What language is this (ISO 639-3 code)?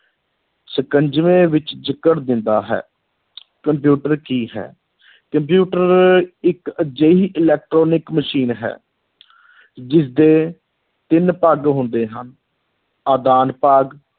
pan